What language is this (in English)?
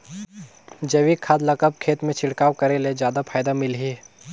Chhattisgarhi